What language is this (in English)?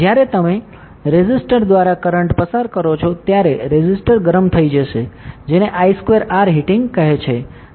Gujarati